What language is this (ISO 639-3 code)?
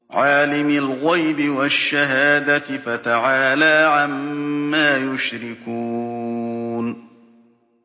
ara